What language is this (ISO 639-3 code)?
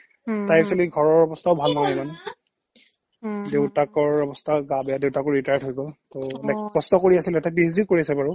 asm